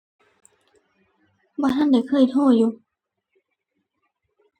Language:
Thai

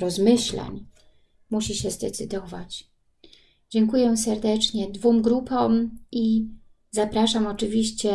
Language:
Polish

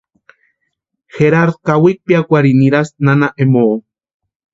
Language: Western Highland Purepecha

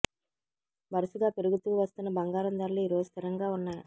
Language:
Telugu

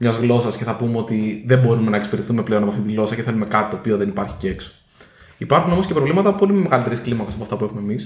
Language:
Greek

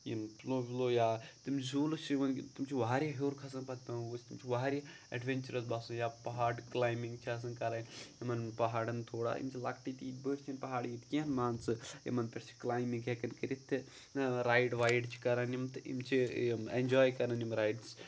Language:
Kashmiri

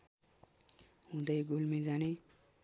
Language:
Nepali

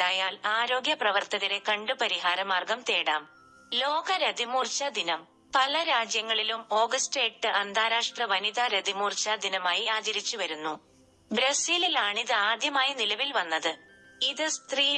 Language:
Malayalam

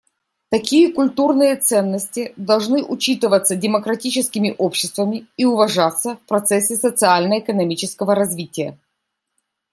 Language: Russian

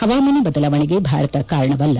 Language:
Kannada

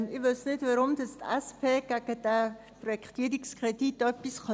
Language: Swiss German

